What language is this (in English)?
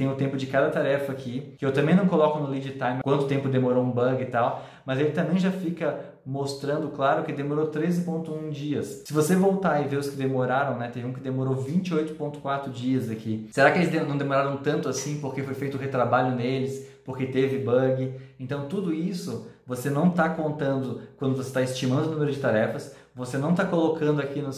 Portuguese